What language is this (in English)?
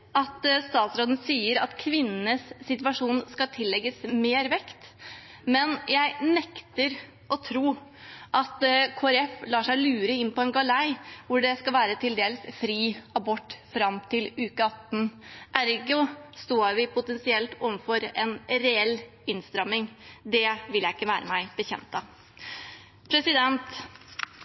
Norwegian Bokmål